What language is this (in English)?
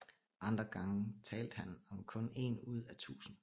Danish